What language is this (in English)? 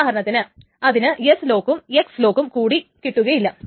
Malayalam